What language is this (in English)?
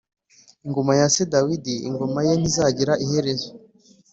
Kinyarwanda